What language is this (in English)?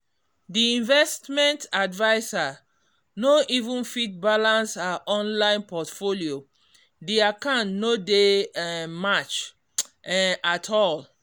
Nigerian Pidgin